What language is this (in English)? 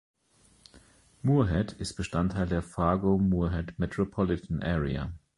German